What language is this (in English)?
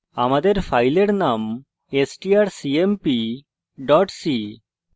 Bangla